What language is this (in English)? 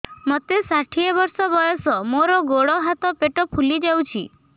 Odia